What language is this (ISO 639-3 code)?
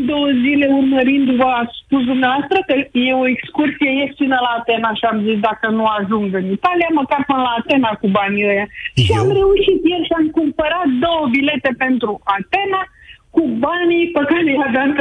ron